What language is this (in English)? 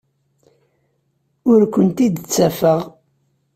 Kabyle